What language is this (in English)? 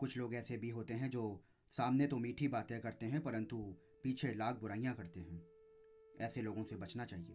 Hindi